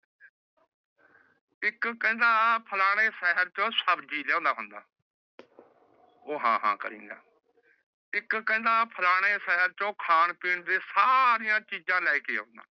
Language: Punjabi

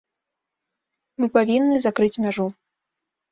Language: Belarusian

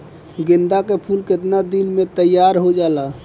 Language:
Bhojpuri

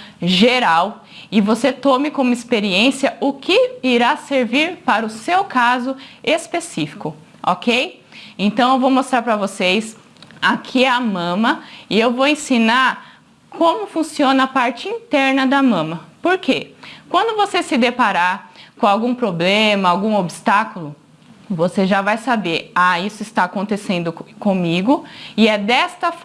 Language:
Portuguese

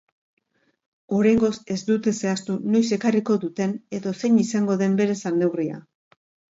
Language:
Basque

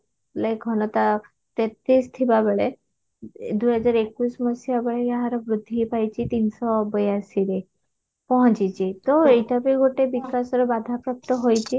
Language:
Odia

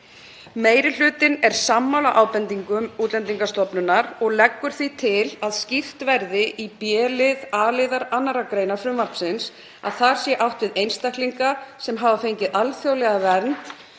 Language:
Icelandic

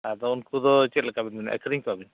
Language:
Santali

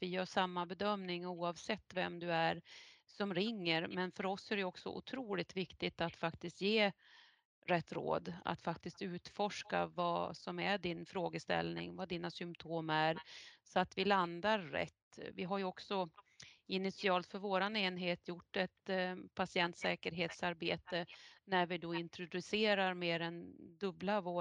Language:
Swedish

